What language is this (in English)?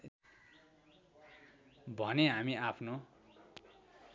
Nepali